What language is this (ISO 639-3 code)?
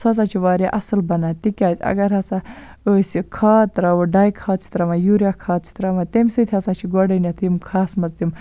kas